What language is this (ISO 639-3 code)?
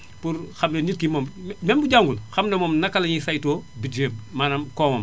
wol